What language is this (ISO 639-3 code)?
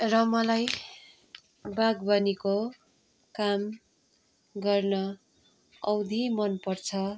nep